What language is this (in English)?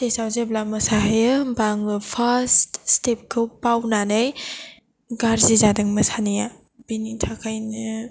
Bodo